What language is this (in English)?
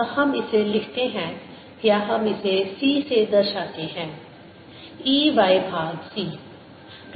Hindi